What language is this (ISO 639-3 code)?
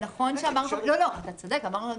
heb